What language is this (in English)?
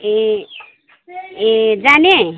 Nepali